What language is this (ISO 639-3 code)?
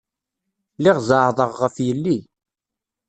kab